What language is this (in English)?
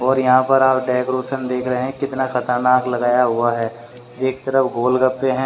Hindi